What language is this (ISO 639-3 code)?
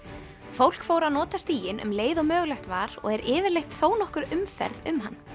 isl